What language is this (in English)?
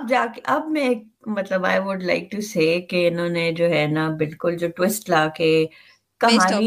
Urdu